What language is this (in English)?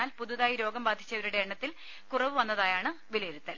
Malayalam